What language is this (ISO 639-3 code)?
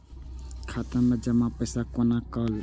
mai